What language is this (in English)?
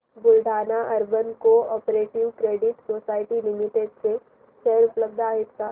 Marathi